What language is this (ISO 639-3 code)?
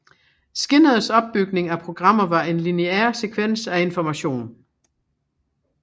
dan